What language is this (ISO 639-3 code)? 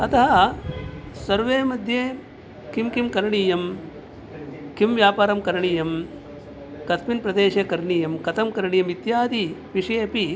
san